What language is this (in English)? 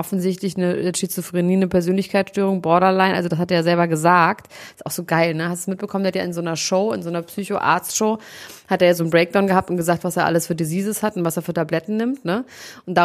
German